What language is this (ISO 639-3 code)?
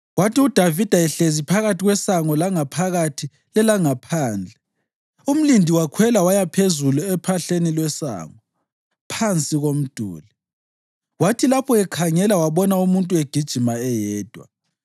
nde